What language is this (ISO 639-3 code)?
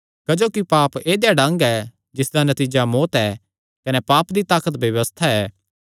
xnr